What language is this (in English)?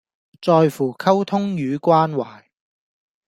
Cantonese